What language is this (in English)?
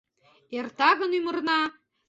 Mari